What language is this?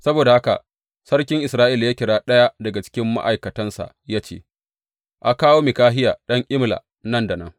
Hausa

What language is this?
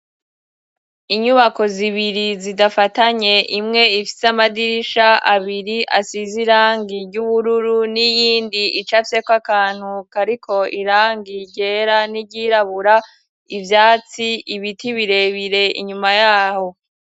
Rundi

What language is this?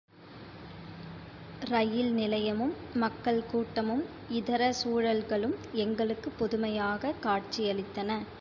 Tamil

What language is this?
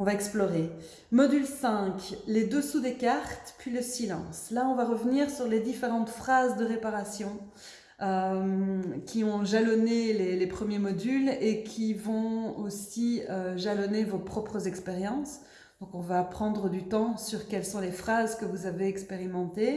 French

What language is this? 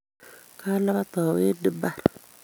Kalenjin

